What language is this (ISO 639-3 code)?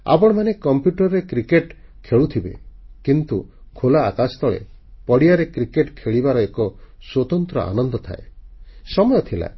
ori